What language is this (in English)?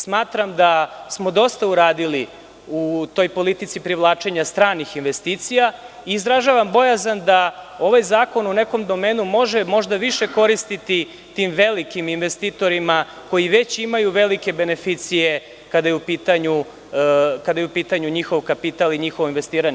Serbian